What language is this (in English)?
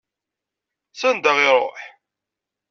Kabyle